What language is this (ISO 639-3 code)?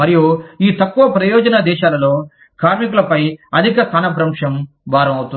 tel